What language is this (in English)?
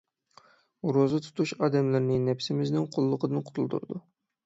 Uyghur